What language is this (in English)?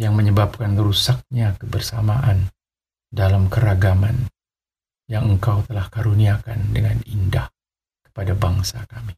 Indonesian